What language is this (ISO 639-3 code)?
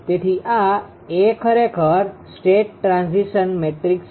guj